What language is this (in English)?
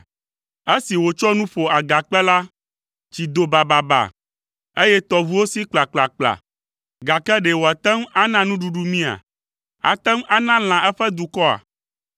Ewe